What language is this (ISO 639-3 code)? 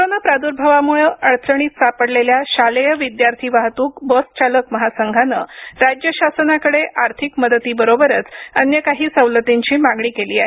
mar